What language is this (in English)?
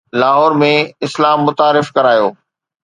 Sindhi